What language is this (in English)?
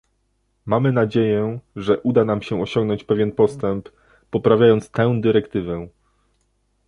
Polish